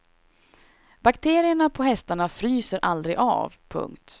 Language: Swedish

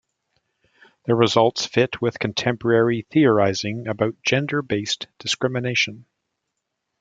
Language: English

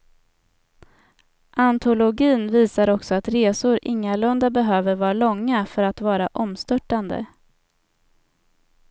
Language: Swedish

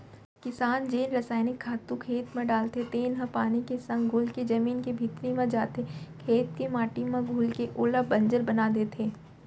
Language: Chhattisgarhi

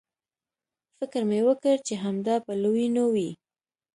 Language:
Pashto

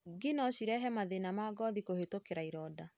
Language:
Kikuyu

